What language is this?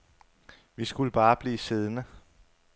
Danish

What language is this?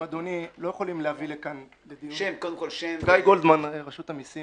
Hebrew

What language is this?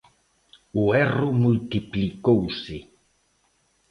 Galician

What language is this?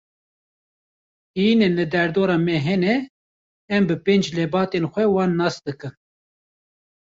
Kurdish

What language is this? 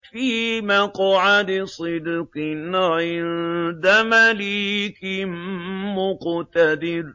Arabic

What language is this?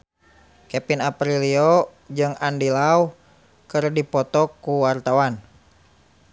Sundanese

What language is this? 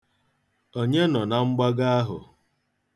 Igbo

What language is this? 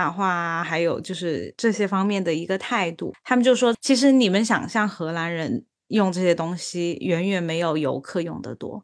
Chinese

